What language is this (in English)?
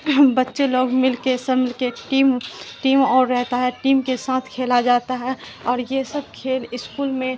Urdu